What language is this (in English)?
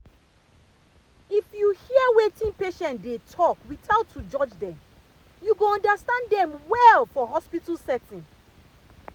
Nigerian Pidgin